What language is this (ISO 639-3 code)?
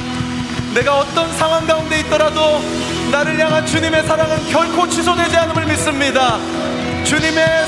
kor